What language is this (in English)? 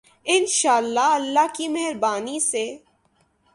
Urdu